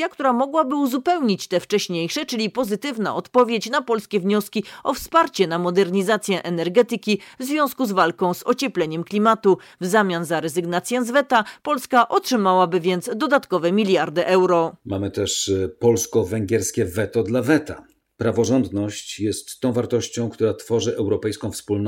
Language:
Polish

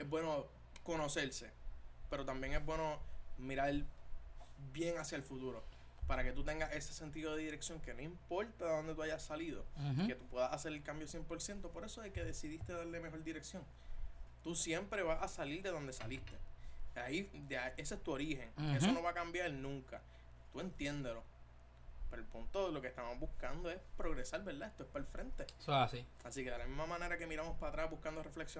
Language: Spanish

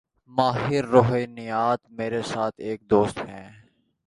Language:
Urdu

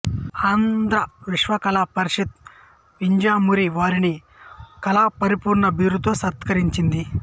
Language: Telugu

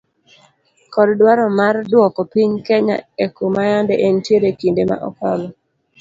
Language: Luo (Kenya and Tanzania)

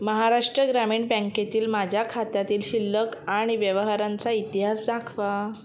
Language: Marathi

